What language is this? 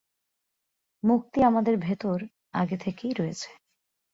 Bangla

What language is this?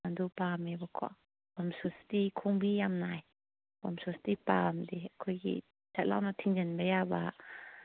Manipuri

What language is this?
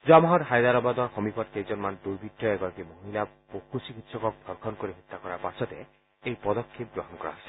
Assamese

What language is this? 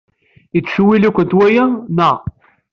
Kabyle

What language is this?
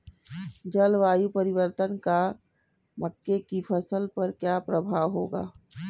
Hindi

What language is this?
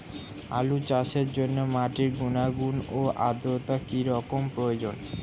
Bangla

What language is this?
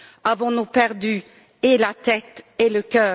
French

